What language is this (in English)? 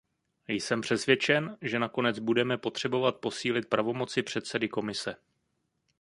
Czech